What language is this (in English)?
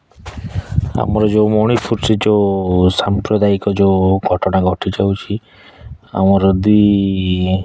Odia